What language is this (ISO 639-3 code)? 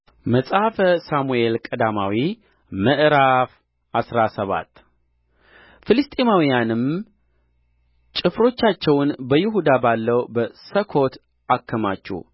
amh